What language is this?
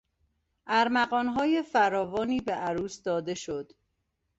Persian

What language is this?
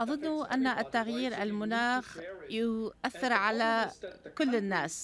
Arabic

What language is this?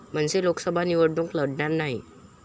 Marathi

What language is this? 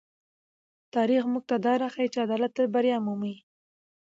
Pashto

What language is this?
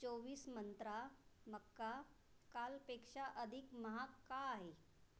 Marathi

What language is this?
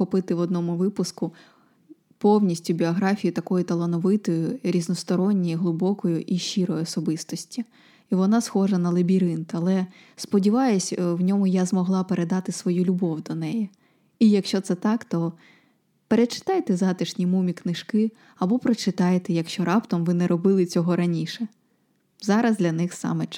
Ukrainian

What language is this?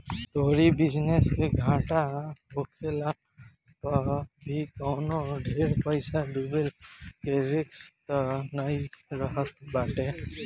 Bhojpuri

